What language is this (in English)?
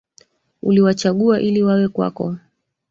Swahili